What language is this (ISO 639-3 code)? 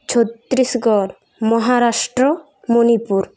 sat